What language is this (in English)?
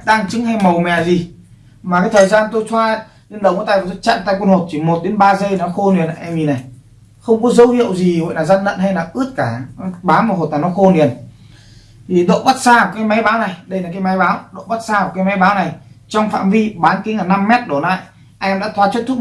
Vietnamese